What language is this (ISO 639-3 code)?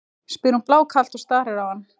isl